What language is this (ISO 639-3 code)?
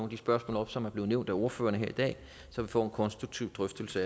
dan